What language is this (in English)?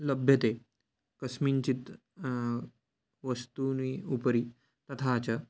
Sanskrit